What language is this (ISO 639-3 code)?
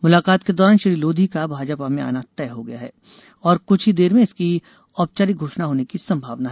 hin